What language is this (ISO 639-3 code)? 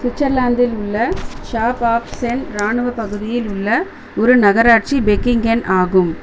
tam